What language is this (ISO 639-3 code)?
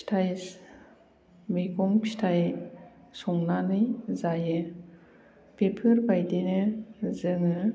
brx